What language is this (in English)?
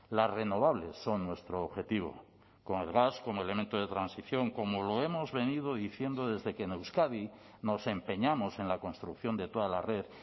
Spanish